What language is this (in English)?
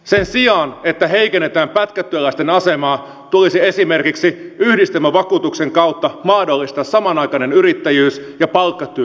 Finnish